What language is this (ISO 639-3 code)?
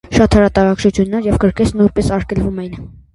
hye